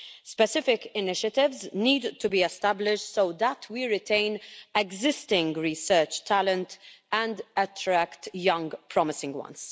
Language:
English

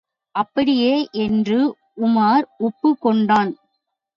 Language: Tamil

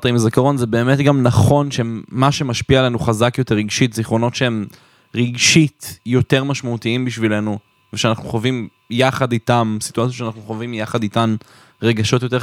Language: Hebrew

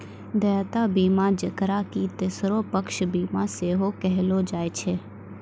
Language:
Maithili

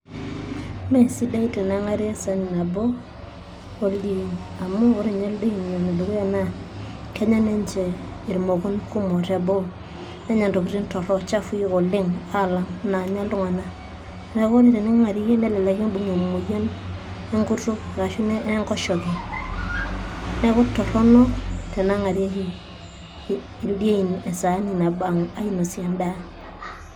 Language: Masai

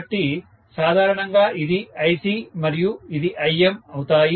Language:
Telugu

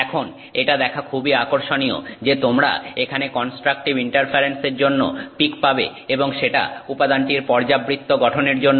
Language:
Bangla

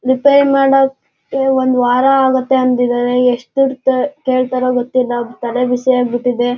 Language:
Kannada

